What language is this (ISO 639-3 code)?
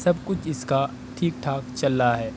urd